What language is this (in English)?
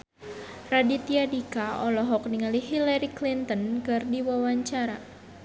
Sundanese